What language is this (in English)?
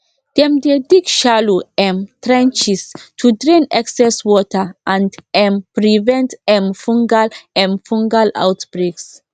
Nigerian Pidgin